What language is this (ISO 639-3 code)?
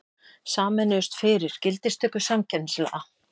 isl